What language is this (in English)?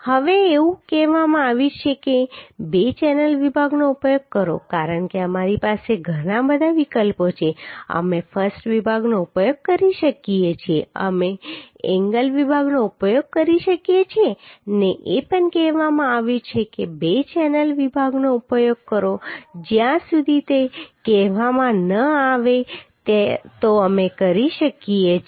Gujarati